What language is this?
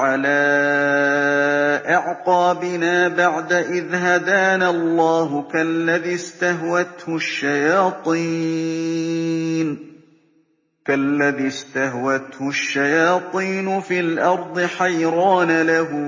Arabic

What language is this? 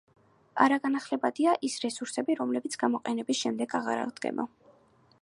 Georgian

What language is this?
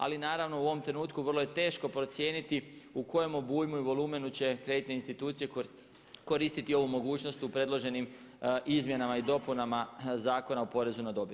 Croatian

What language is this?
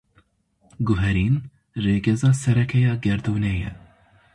Kurdish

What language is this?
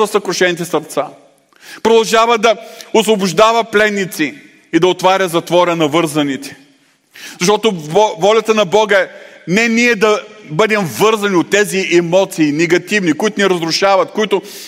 Bulgarian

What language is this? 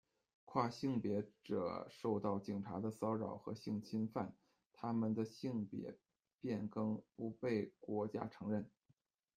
Chinese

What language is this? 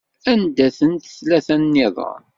Kabyle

